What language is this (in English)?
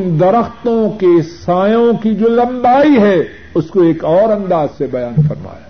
Urdu